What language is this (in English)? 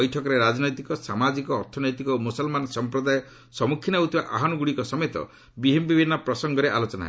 Odia